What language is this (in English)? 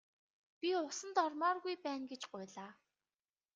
Mongolian